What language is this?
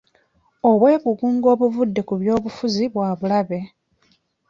Ganda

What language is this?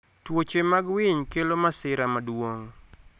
Luo (Kenya and Tanzania)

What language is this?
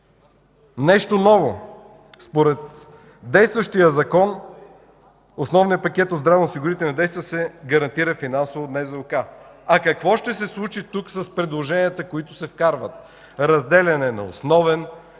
Bulgarian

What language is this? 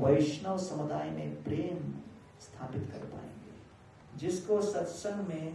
Hindi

